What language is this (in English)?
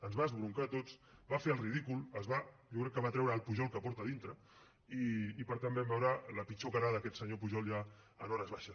Catalan